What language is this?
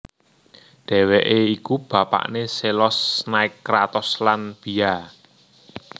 Javanese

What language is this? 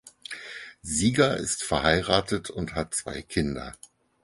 German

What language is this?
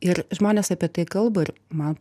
Lithuanian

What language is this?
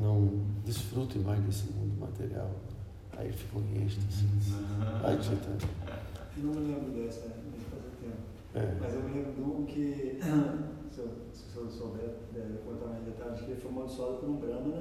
Portuguese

